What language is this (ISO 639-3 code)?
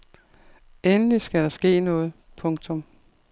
dan